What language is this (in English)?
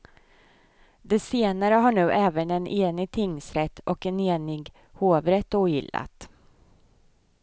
Swedish